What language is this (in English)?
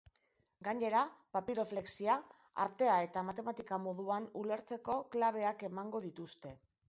Basque